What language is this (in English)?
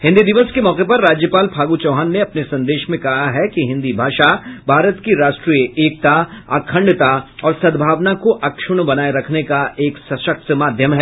Hindi